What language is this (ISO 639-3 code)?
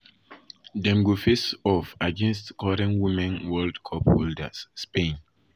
pcm